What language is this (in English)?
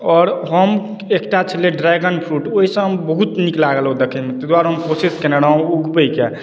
Maithili